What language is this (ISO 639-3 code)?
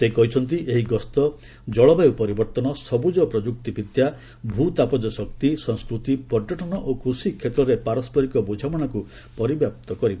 ori